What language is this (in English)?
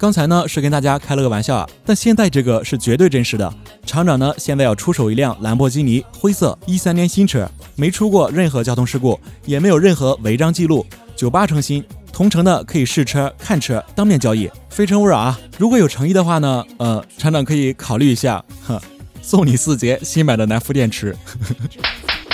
Chinese